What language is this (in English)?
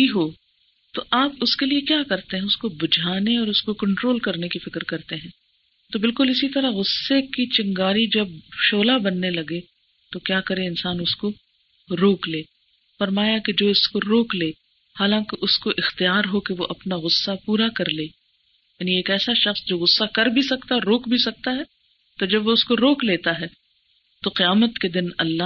Urdu